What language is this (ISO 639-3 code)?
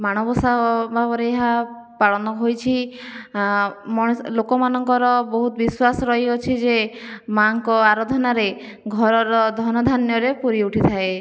ori